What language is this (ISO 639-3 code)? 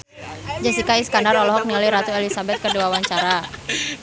sun